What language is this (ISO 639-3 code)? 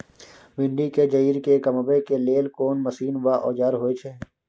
mai